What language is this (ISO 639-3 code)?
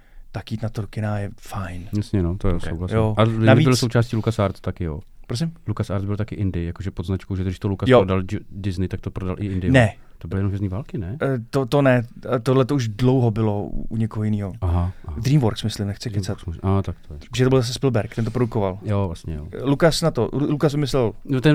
ces